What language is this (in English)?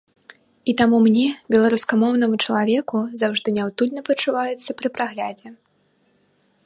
Belarusian